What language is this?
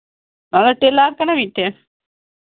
Santali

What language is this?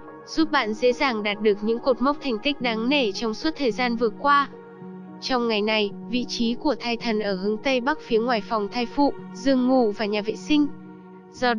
Vietnamese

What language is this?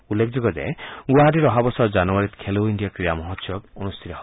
Assamese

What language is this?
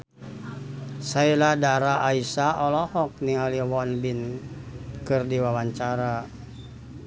Sundanese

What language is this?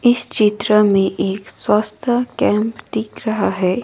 Hindi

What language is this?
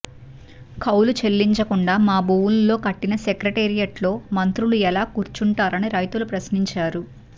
Telugu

